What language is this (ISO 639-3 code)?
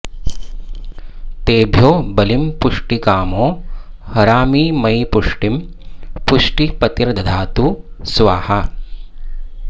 san